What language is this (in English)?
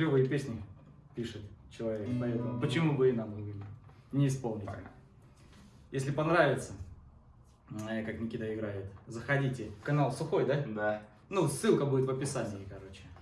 Russian